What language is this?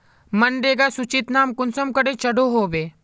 Magahi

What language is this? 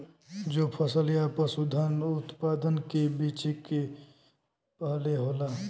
Bhojpuri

